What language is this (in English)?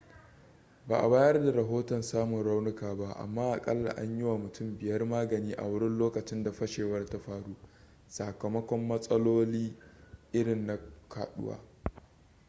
Hausa